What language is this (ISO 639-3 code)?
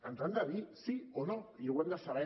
cat